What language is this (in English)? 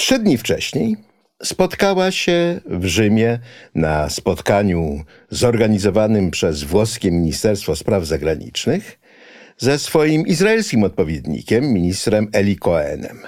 Polish